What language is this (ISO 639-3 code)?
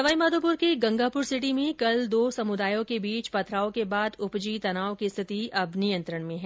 hin